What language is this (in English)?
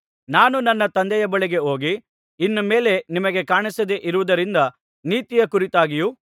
Kannada